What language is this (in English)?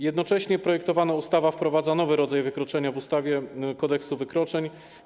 Polish